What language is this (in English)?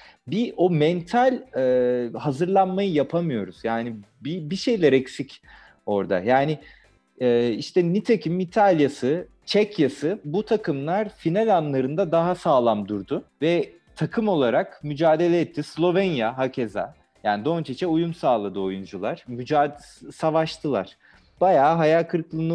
Turkish